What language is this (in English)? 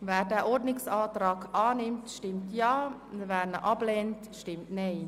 Swiss German